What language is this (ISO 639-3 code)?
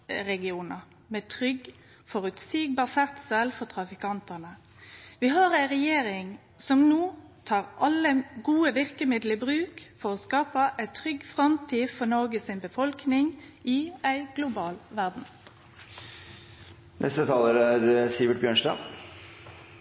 nno